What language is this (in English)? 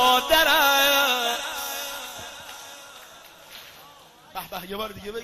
Persian